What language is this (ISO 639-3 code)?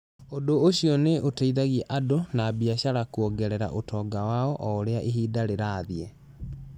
kik